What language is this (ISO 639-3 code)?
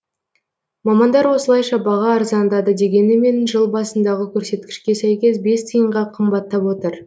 kaz